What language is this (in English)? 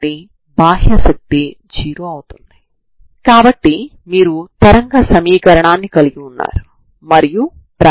Telugu